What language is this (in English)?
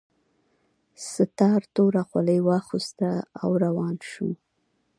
Pashto